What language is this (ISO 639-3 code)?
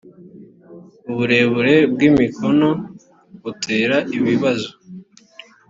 kin